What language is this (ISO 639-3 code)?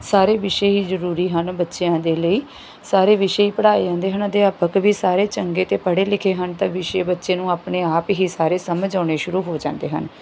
pan